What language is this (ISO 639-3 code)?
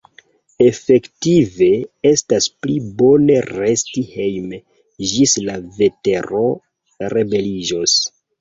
epo